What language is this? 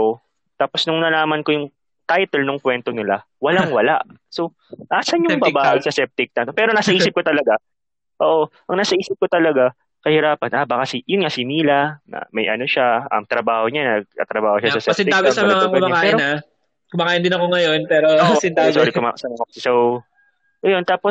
Filipino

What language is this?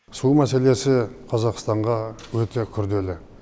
Kazakh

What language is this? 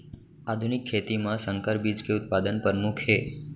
Chhattisgarhi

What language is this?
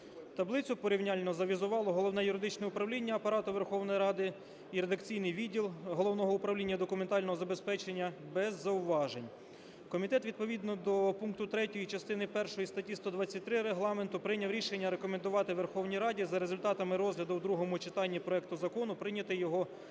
Ukrainian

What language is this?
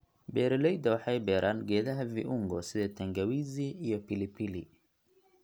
Somali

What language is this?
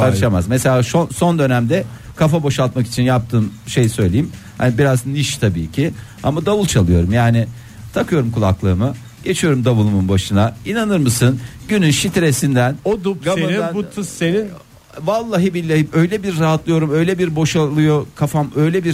Turkish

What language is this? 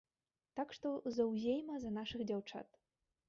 Belarusian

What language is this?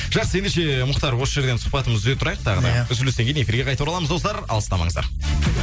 Kazakh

